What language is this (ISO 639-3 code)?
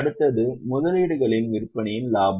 tam